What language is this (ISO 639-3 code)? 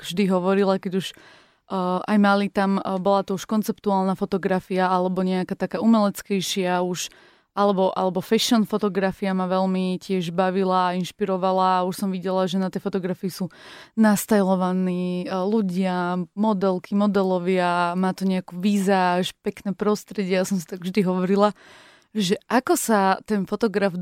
slk